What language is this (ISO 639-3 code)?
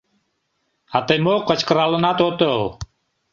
chm